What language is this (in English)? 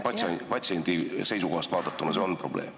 Estonian